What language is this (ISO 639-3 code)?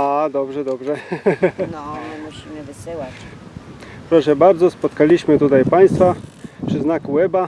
pol